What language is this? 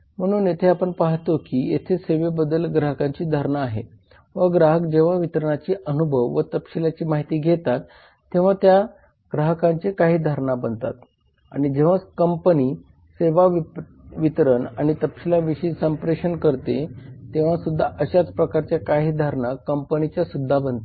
Marathi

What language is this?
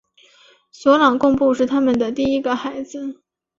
Chinese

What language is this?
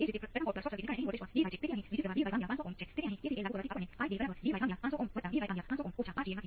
Gujarati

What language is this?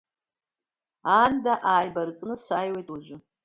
Abkhazian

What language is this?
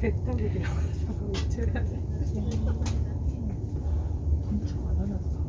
Korean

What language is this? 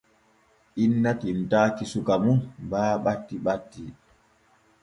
Borgu Fulfulde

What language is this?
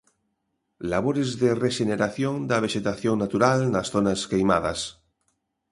Galician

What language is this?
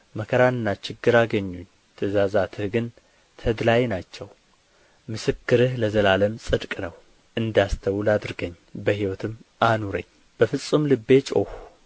Amharic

